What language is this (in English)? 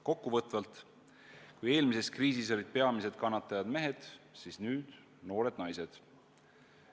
Estonian